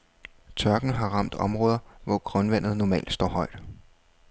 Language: Danish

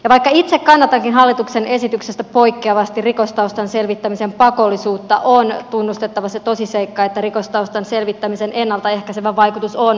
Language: Finnish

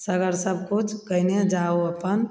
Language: Maithili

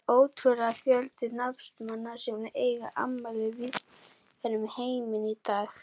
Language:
Icelandic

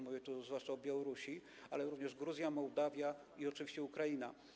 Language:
Polish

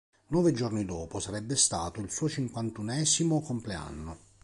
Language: Italian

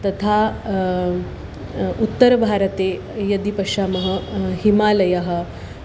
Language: Sanskrit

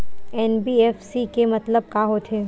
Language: Chhattisgarhi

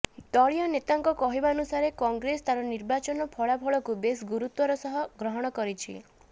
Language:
Odia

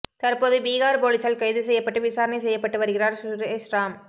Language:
Tamil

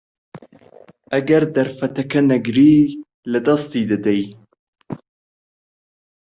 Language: Central Kurdish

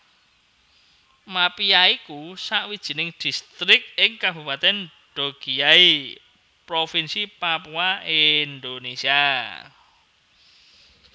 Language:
Javanese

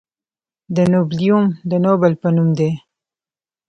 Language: Pashto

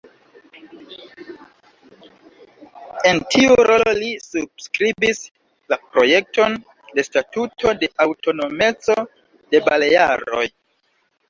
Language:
Esperanto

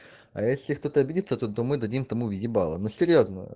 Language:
Russian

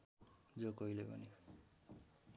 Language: Nepali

